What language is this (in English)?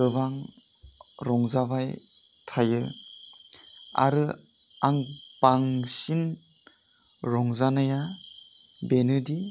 Bodo